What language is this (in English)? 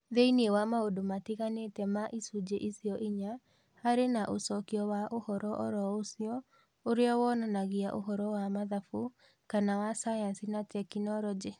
Kikuyu